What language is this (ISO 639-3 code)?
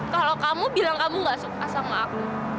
ind